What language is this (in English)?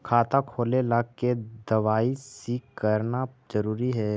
Magahi